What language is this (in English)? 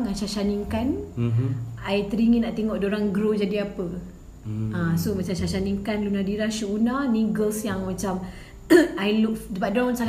Malay